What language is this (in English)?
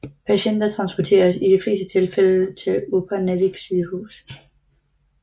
Danish